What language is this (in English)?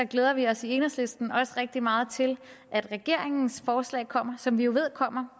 Danish